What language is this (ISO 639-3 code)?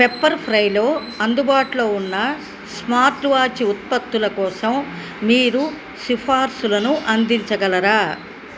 tel